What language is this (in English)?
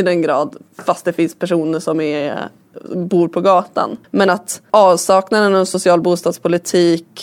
Swedish